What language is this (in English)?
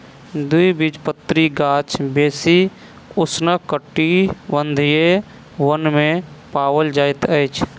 Maithili